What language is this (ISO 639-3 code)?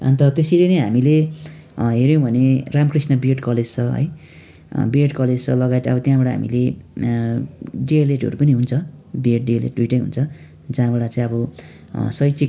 nep